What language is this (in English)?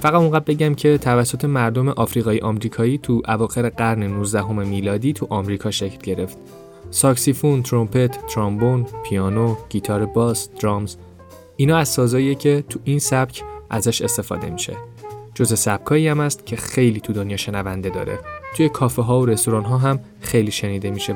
Persian